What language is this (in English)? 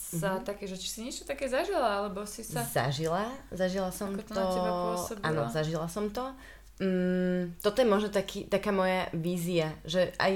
Slovak